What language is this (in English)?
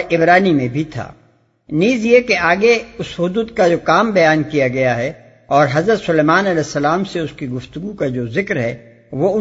Urdu